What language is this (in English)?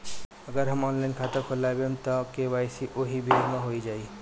Bhojpuri